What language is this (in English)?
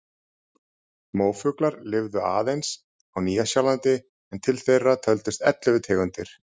Icelandic